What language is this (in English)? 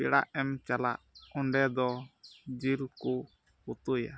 Santali